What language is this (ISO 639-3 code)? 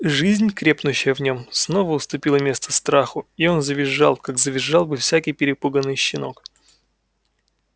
rus